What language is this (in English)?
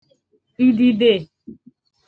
Igbo